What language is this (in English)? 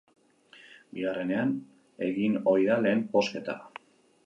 Basque